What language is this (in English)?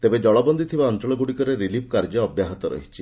Odia